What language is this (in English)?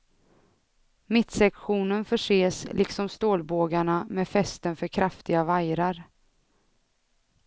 Swedish